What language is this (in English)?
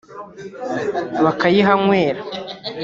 Kinyarwanda